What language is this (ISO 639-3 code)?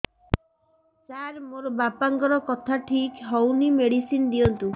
ori